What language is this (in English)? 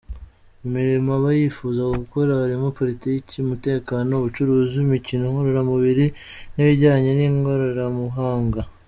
Kinyarwanda